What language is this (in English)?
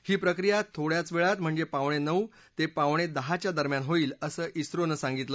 Marathi